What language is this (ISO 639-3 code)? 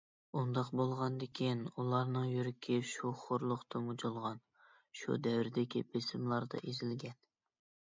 uig